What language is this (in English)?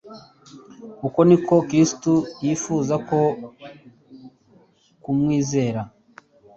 Kinyarwanda